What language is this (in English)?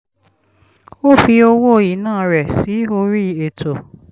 Yoruba